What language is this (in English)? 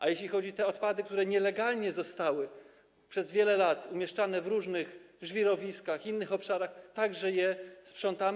Polish